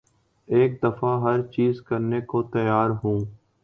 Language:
Urdu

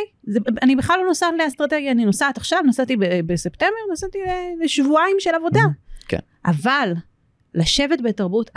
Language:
Hebrew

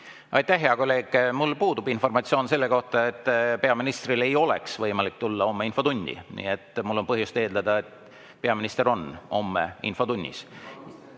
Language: Estonian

